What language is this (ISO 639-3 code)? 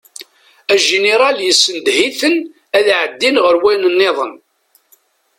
kab